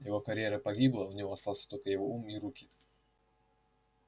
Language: Russian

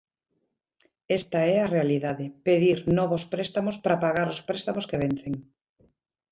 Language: Galician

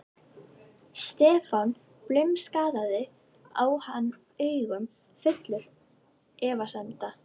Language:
Icelandic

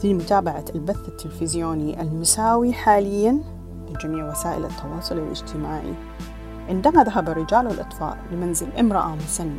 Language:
Arabic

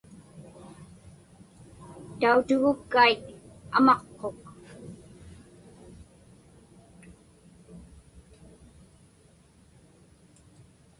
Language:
Inupiaq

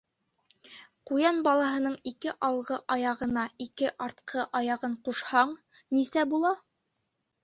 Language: Bashkir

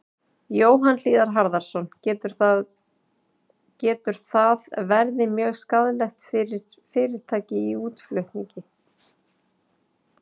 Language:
Icelandic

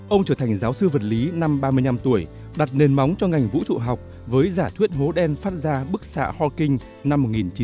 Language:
Vietnamese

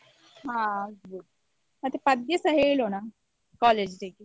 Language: Kannada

